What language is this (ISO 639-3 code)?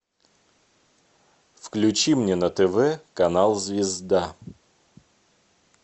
rus